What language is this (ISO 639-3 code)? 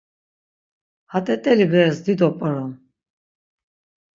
lzz